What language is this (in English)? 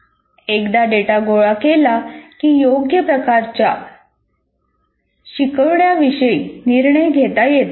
Marathi